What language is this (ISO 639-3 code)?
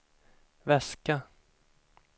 swe